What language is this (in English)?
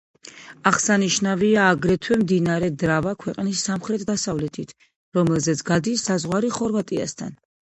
Georgian